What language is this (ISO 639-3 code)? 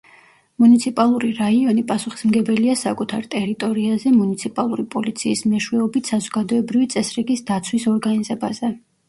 kat